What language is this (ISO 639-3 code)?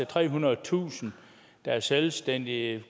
dan